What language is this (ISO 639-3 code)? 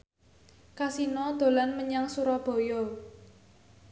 jav